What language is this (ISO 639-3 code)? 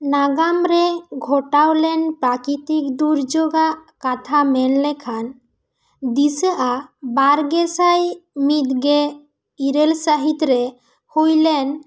sat